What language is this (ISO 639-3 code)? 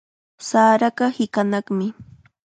qxa